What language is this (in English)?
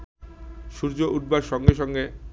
Bangla